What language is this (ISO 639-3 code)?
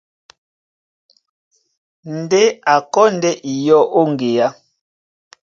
dua